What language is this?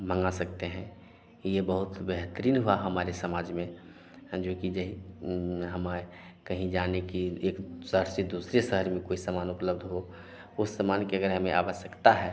Hindi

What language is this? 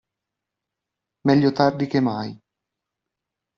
Italian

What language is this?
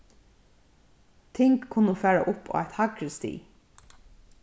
Faroese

